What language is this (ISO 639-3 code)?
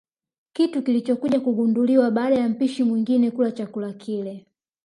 swa